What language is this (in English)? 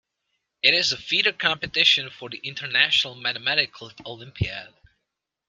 English